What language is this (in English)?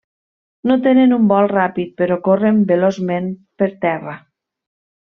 Catalan